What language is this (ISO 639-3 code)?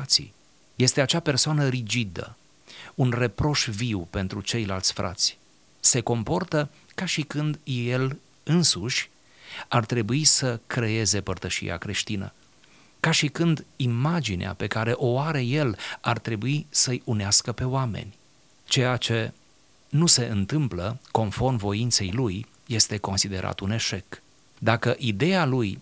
ron